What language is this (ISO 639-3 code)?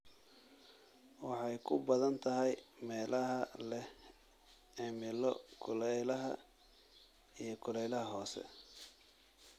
som